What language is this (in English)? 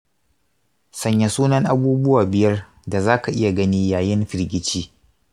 Hausa